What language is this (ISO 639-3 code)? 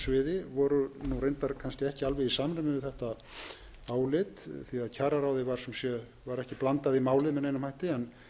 isl